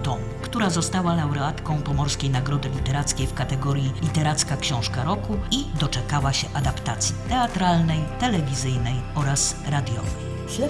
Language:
Polish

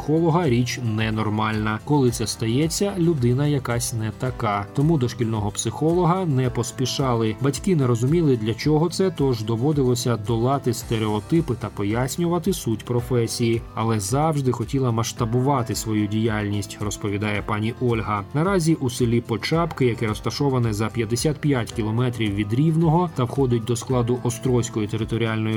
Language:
Ukrainian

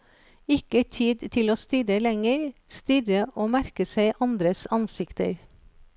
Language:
Norwegian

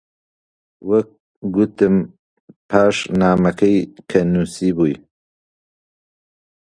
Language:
Central Kurdish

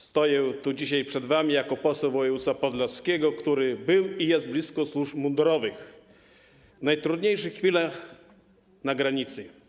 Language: Polish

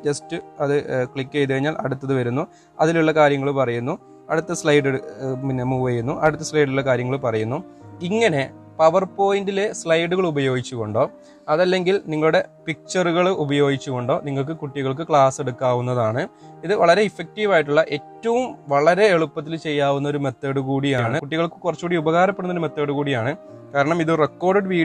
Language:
Malayalam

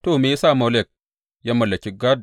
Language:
Hausa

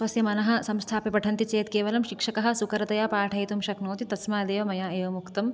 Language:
Sanskrit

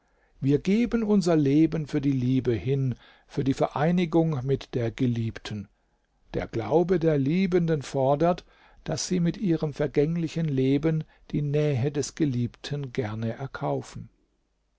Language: German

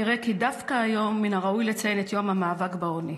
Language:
Hebrew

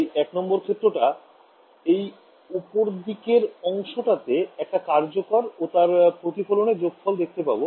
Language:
Bangla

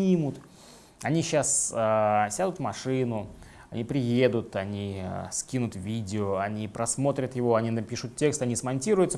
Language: Russian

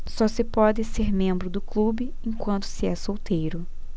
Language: Portuguese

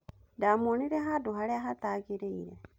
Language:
Kikuyu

